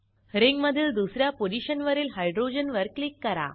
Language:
Marathi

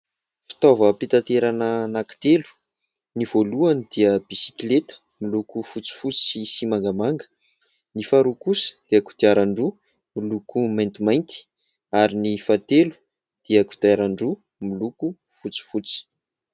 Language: Malagasy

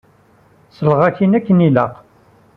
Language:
Kabyle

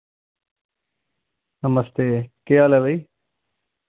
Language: Dogri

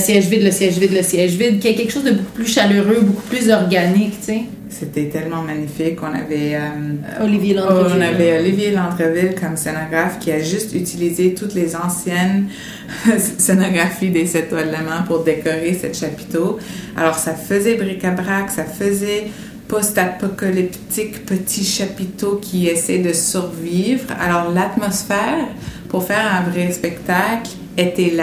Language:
French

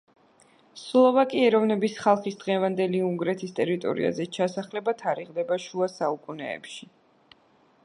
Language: Georgian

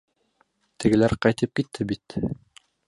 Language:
Bashkir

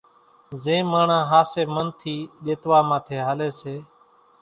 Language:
Kachi Koli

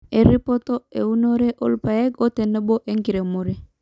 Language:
Masai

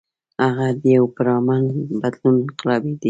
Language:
Pashto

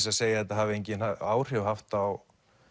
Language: Icelandic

